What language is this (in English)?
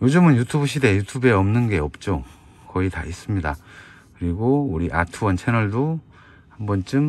Korean